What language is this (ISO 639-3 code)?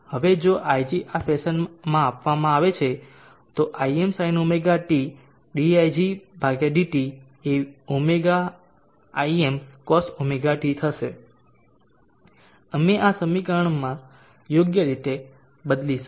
guj